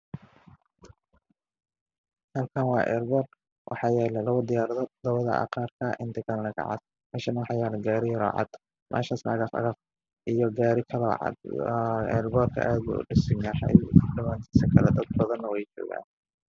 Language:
Somali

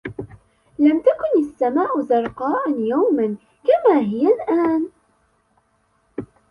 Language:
Arabic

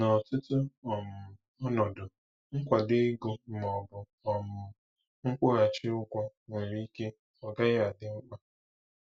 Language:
Igbo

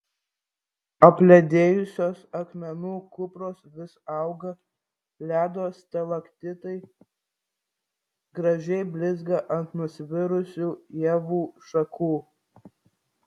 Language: Lithuanian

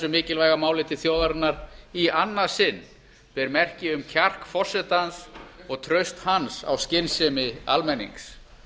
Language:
Icelandic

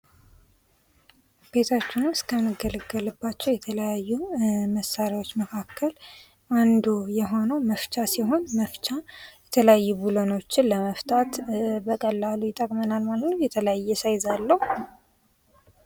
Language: Amharic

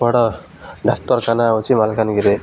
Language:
Odia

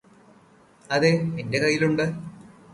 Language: Malayalam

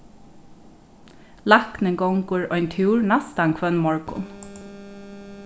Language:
Faroese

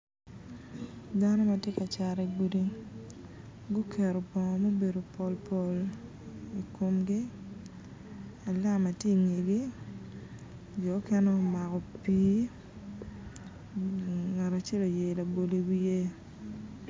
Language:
Acoli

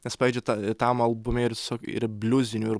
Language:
Lithuanian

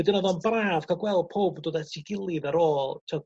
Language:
Welsh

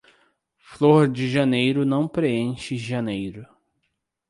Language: Portuguese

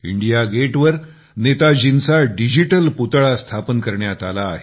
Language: Marathi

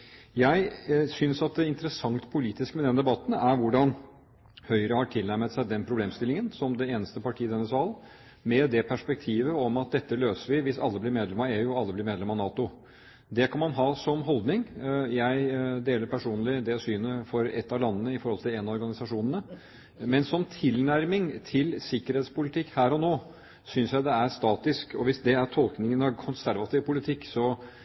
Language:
Norwegian Bokmål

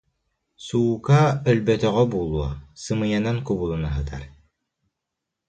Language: Yakut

